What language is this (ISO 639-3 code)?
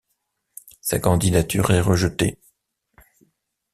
fra